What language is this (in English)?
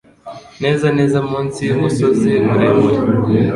Kinyarwanda